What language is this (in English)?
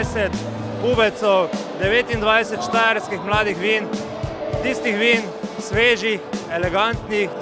Korean